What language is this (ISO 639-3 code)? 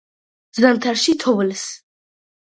kat